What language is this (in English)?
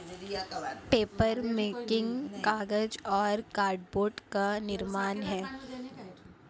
Hindi